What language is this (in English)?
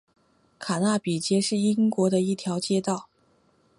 Chinese